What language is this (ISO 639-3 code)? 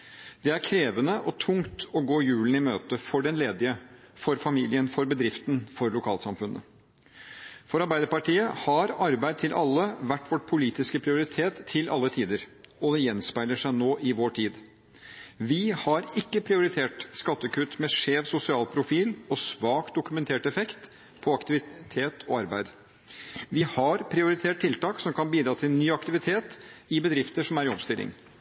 nob